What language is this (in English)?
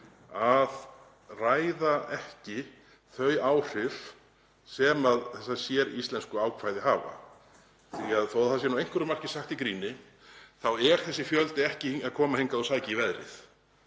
Icelandic